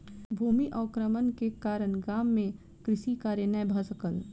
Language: Maithili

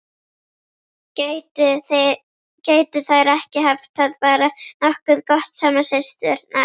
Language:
Icelandic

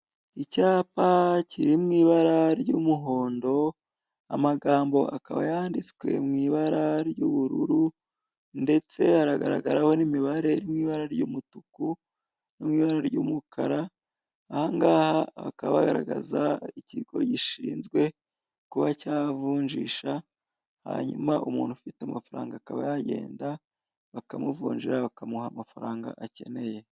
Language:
Kinyarwanda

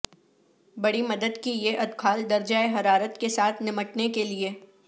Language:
Urdu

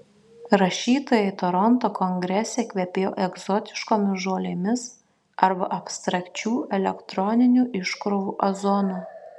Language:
Lithuanian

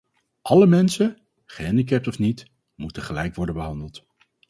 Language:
Dutch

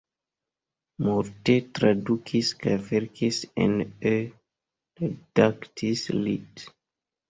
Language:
Esperanto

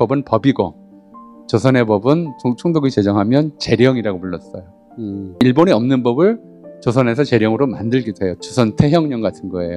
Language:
Korean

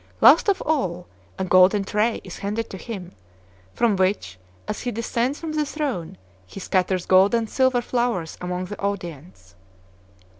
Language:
English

